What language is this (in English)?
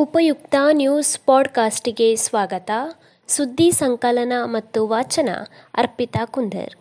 Kannada